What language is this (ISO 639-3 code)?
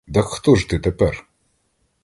ukr